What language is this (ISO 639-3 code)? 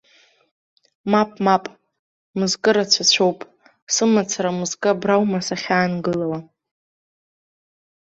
abk